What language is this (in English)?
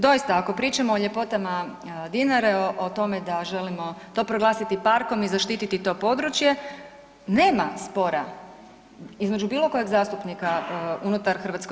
Croatian